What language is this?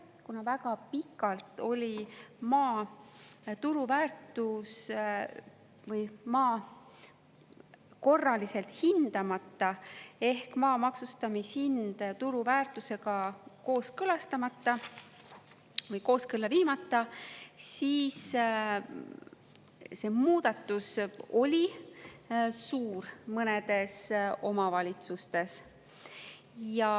Estonian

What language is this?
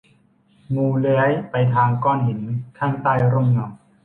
Thai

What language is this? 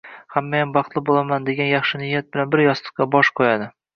Uzbek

